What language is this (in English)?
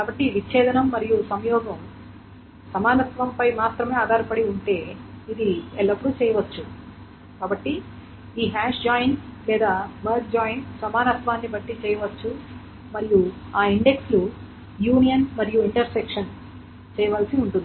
Telugu